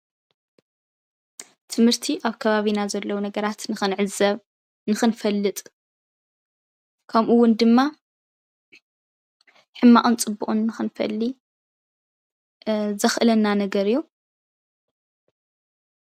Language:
Tigrinya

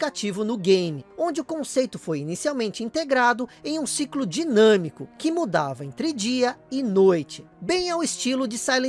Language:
Portuguese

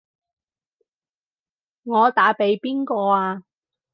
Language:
Cantonese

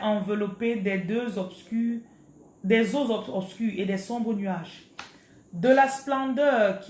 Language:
French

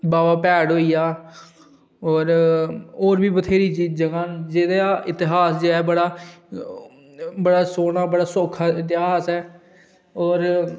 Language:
Dogri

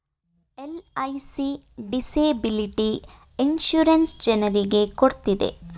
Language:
Kannada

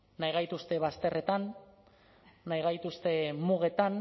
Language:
Basque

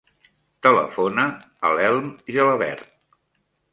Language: Catalan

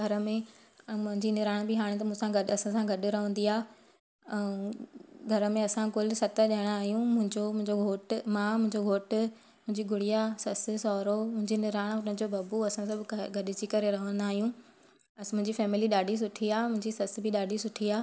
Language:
Sindhi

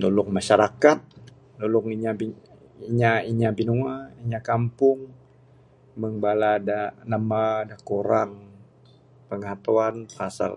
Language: Bukar-Sadung Bidayuh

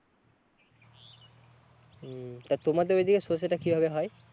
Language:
Bangla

